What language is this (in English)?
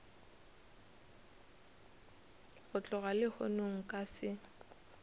Northern Sotho